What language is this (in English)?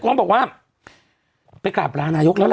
Thai